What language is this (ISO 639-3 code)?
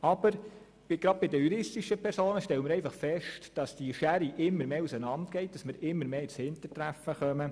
gsw